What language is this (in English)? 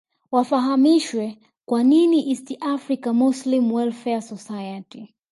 Swahili